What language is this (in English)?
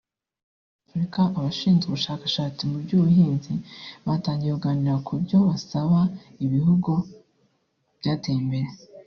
Kinyarwanda